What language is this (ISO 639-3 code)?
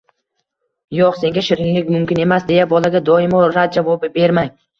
uzb